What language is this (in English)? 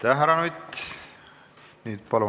Estonian